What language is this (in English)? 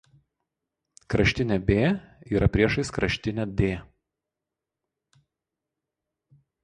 Lithuanian